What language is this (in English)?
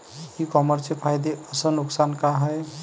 Marathi